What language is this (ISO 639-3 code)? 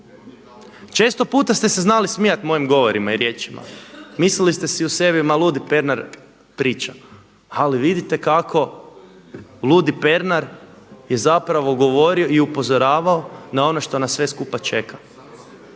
hrv